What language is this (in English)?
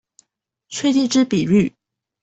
Chinese